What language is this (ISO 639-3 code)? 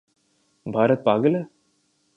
urd